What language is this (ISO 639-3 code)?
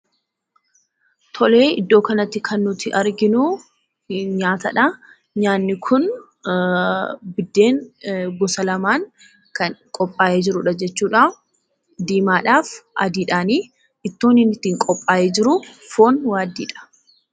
orm